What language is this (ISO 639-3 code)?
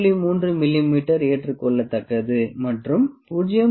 tam